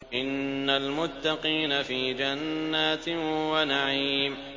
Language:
Arabic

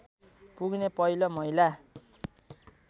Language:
Nepali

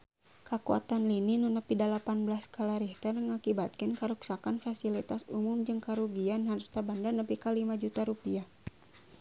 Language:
Sundanese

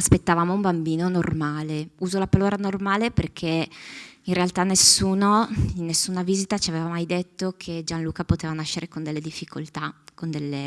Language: Italian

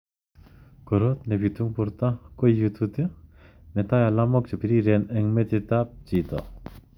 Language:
Kalenjin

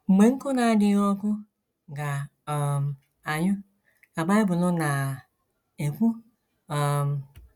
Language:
Igbo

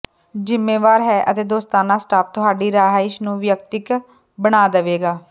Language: Punjabi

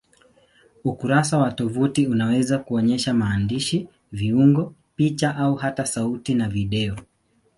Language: Swahili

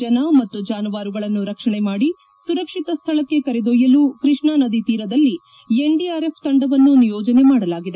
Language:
Kannada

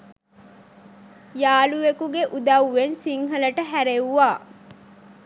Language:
Sinhala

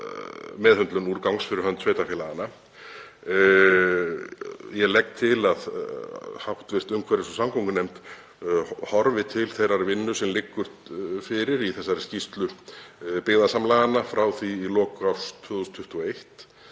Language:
Icelandic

